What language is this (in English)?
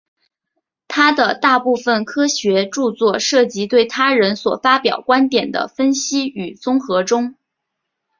Chinese